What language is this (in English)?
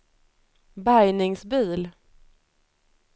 Swedish